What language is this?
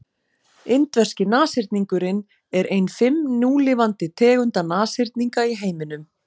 Icelandic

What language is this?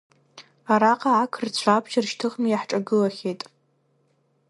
Abkhazian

